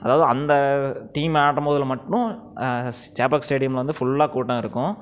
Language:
Tamil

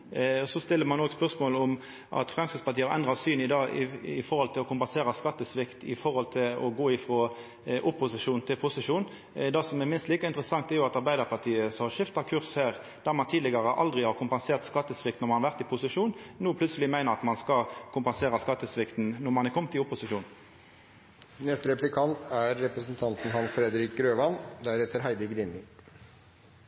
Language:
Norwegian Nynorsk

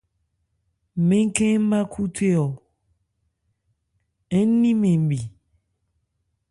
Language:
Ebrié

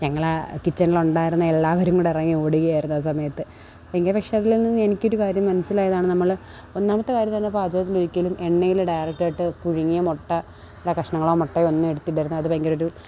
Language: Malayalam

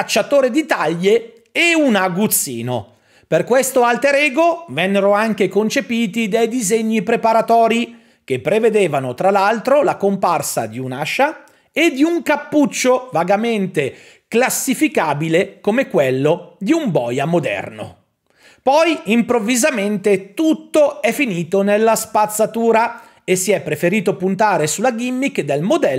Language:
Italian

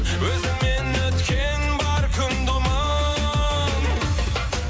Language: Kazakh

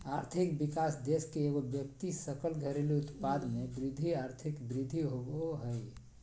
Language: Magahi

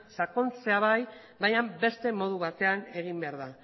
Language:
Basque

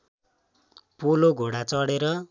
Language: Nepali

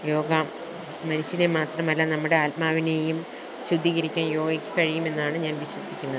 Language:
Malayalam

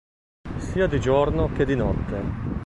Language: Italian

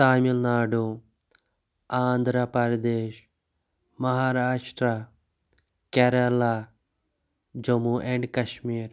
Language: Kashmiri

